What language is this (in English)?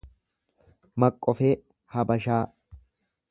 Oromo